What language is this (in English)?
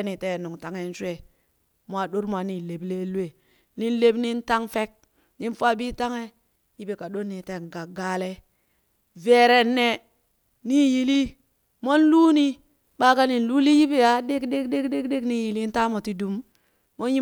Burak